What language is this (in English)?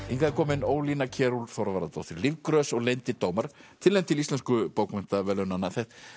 Icelandic